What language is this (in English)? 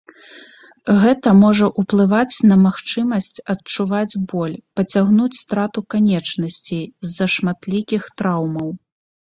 Belarusian